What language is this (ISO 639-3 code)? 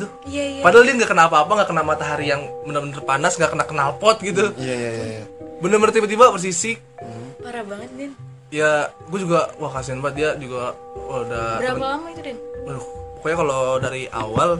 ind